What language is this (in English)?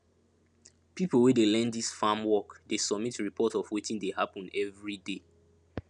Nigerian Pidgin